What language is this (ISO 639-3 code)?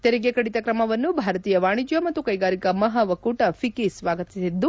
kan